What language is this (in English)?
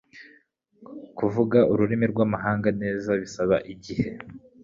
Kinyarwanda